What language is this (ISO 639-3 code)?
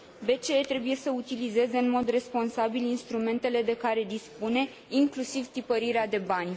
ron